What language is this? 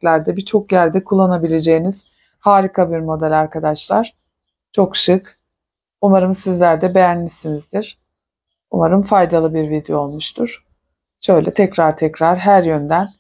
Turkish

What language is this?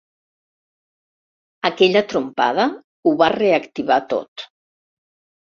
Catalan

